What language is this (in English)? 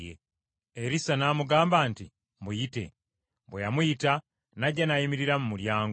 Ganda